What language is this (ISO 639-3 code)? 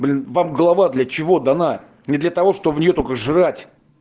rus